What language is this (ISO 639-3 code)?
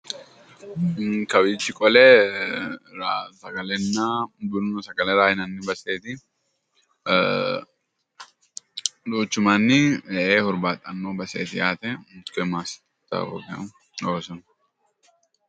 sid